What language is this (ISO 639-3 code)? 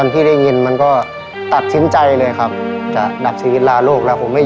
tha